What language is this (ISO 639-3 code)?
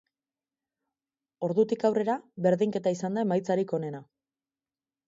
eus